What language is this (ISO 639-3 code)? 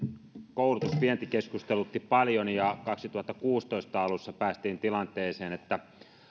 fin